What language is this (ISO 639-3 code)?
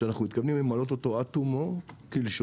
heb